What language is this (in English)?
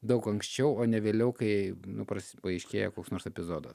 Lithuanian